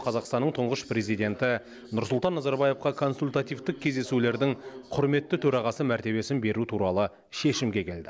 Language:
Kazakh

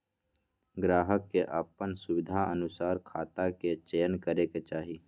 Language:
Magahi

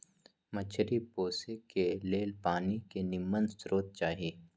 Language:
Magahi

